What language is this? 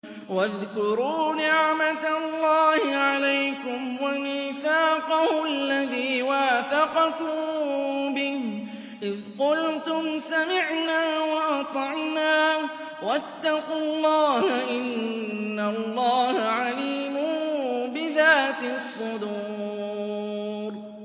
Arabic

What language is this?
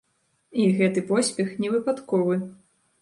Belarusian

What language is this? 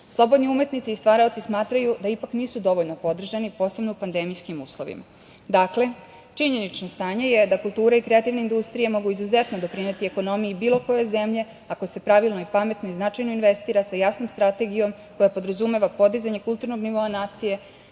Serbian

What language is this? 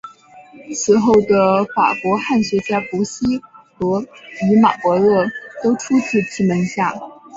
Chinese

